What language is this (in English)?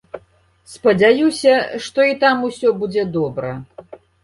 Belarusian